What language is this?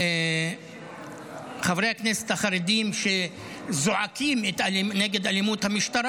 Hebrew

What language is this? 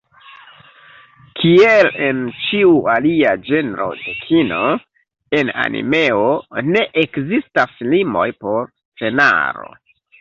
Esperanto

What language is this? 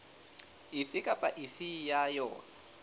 Southern Sotho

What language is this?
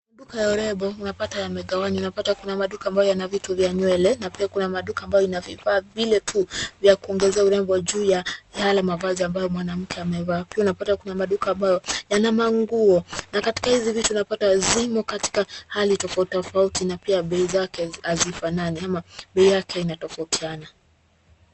Swahili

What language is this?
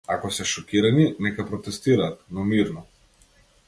Macedonian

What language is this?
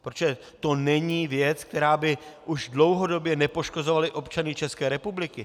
Czech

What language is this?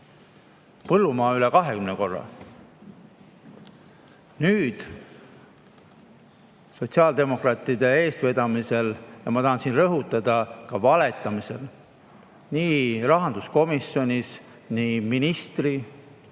Estonian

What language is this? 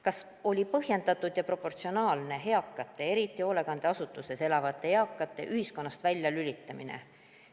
Estonian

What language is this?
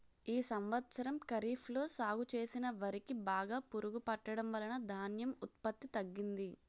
Telugu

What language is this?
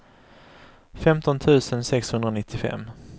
Swedish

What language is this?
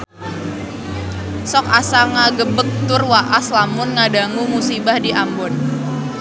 Sundanese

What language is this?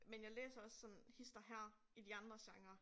Danish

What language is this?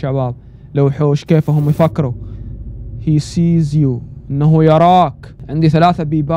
Arabic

